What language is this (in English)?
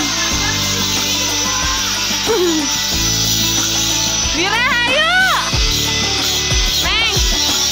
Indonesian